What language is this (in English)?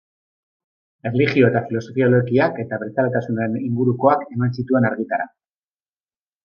Basque